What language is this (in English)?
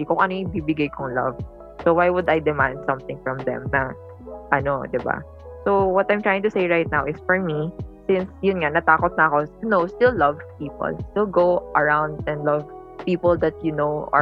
Filipino